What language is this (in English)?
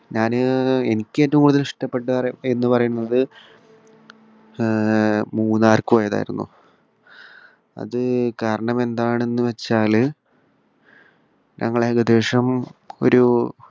Malayalam